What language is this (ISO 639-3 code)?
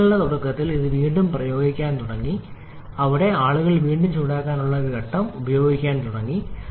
mal